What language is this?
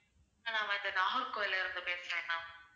Tamil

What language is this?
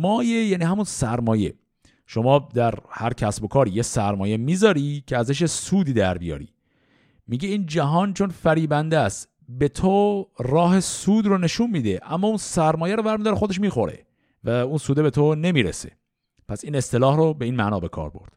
Persian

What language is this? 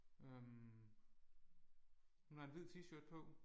Danish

